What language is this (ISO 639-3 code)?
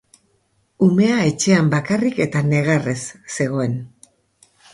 eus